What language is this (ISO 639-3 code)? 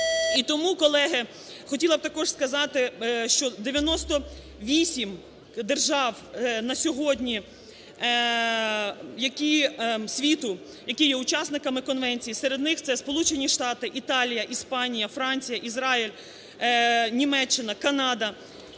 ukr